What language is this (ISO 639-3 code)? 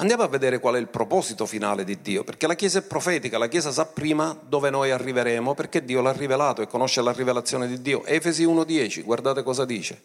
ita